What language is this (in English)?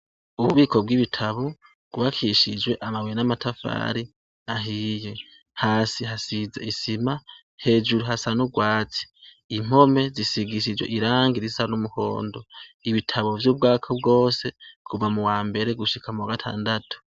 Rundi